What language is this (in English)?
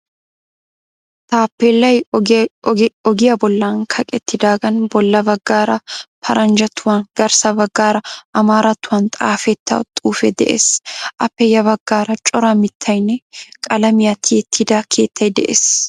Wolaytta